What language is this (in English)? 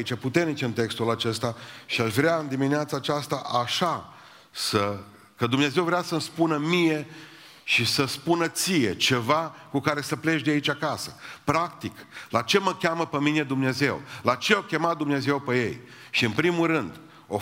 Romanian